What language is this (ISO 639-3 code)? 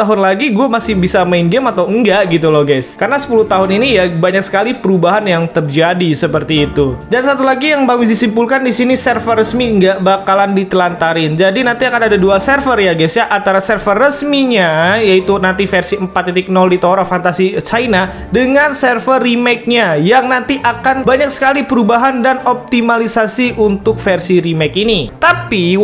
ind